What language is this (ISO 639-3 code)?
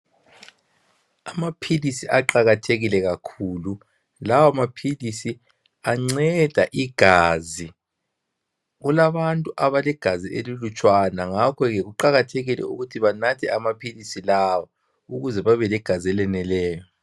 nde